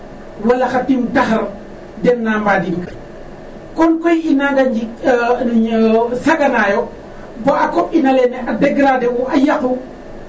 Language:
Serer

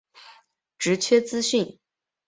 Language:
Chinese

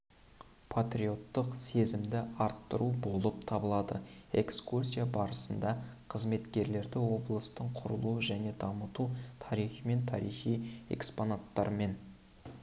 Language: Kazakh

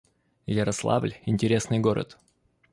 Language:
Russian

